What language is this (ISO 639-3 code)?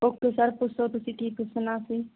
pan